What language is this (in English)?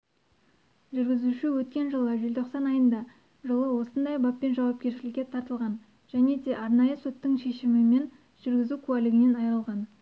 Kazakh